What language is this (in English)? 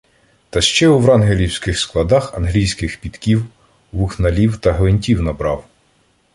Ukrainian